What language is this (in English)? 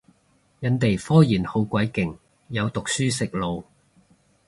Cantonese